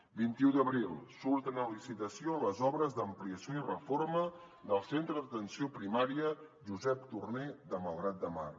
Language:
Catalan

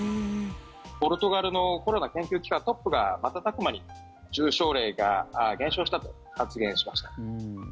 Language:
Japanese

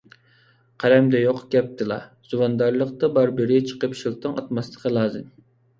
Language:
Uyghur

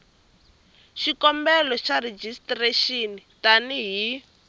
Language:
Tsonga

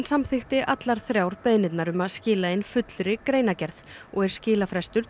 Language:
Icelandic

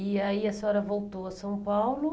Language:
Portuguese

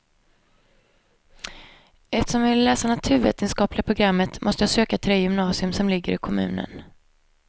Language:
Swedish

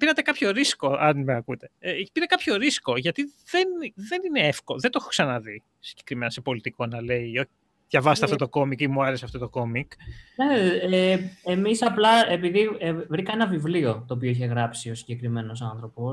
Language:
Greek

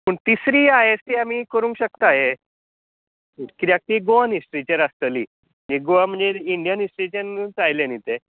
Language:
Konkani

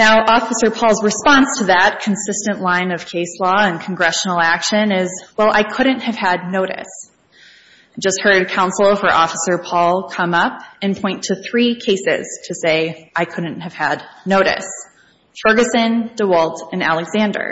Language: English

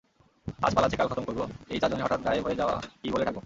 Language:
Bangla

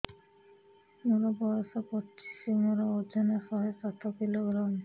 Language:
Odia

